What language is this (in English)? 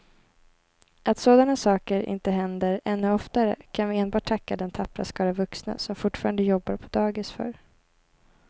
Swedish